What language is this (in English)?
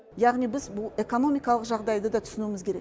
Kazakh